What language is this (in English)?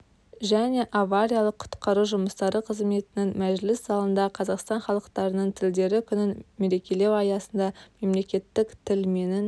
Kazakh